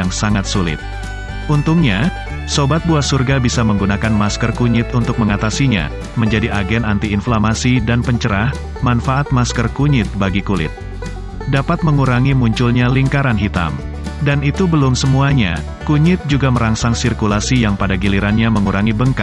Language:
Indonesian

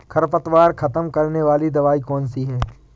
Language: Hindi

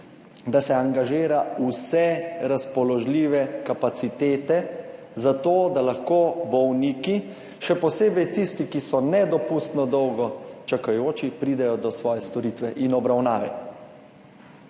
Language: Slovenian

